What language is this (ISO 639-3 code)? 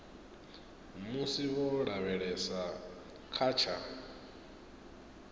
ven